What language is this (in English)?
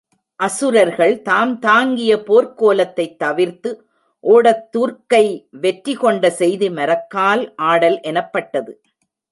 Tamil